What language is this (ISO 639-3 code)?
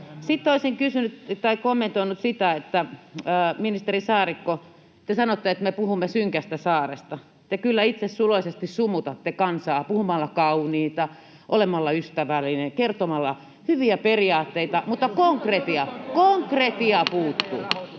fin